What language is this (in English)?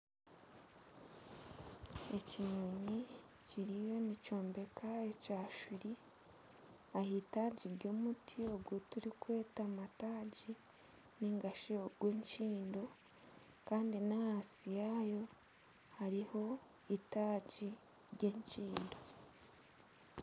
Nyankole